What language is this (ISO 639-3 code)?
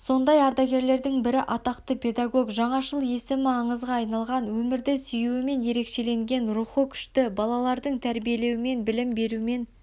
kaz